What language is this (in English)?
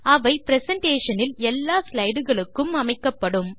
Tamil